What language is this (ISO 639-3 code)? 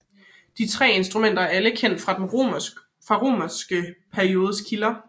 dan